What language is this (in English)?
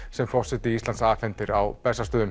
Icelandic